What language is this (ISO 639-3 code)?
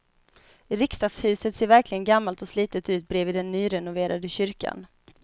swe